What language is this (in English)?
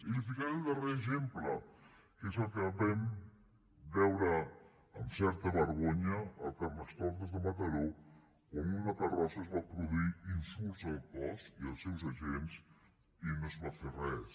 Catalan